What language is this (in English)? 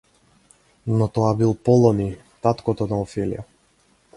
Macedonian